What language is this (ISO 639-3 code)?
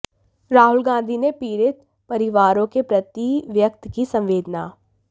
hin